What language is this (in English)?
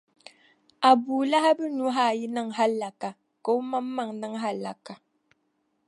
Dagbani